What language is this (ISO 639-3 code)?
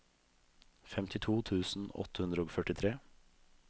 nor